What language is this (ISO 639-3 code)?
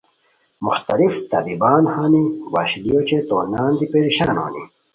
khw